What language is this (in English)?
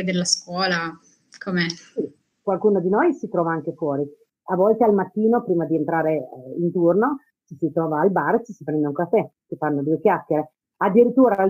Italian